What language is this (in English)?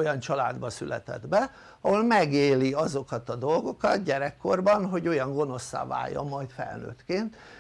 Hungarian